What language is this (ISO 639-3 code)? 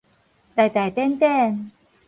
nan